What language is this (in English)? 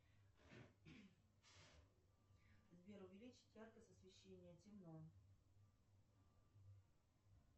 Russian